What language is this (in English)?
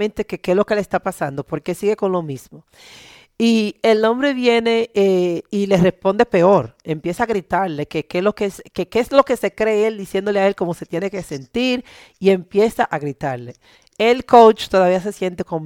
Spanish